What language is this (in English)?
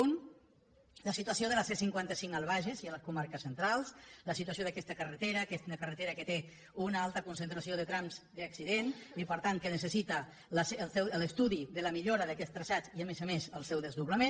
Catalan